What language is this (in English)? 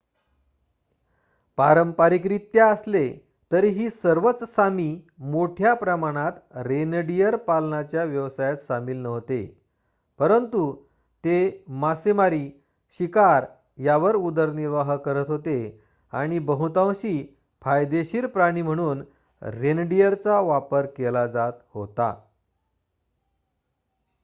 Marathi